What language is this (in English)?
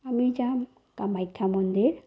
Assamese